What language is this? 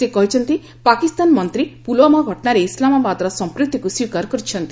Odia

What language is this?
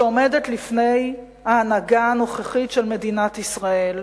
Hebrew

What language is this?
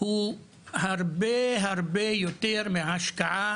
Hebrew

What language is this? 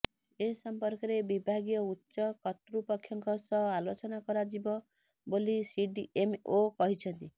Odia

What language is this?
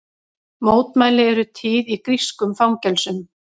Icelandic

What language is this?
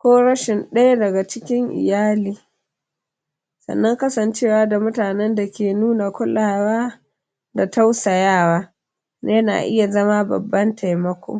Hausa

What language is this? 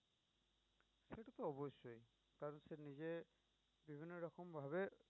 Bangla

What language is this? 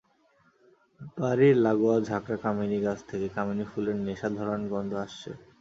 Bangla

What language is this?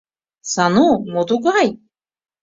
Mari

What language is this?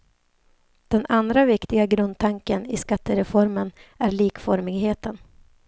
Swedish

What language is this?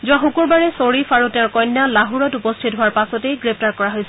Assamese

